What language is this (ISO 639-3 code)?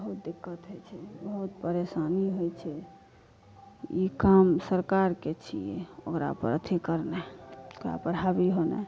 mai